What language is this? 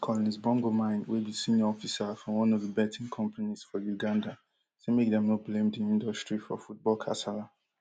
Nigerian Pidgin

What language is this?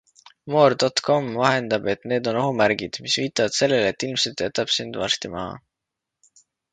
Estonian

